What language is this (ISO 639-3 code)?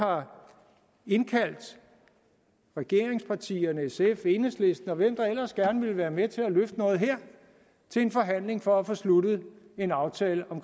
dan